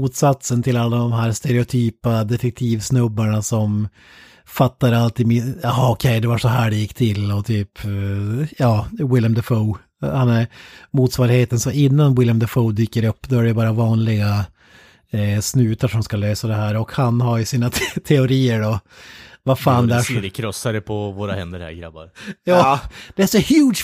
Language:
Swedish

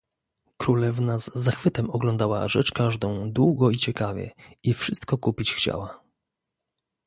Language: Polish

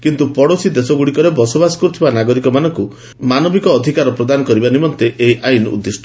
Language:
Odia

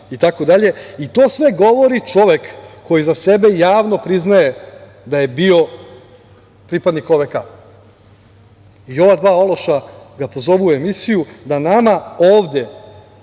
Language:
Serbian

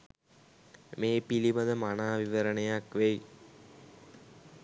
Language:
Sinhala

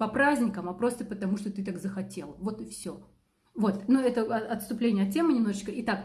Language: Russian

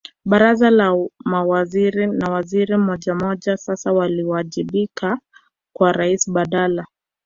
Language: Swahili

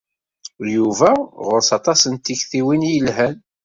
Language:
Kabyle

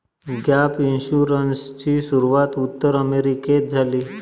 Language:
Marathi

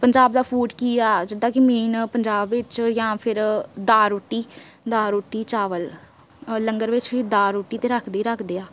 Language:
Punjabi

